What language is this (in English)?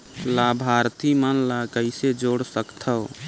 Chhattisgarhi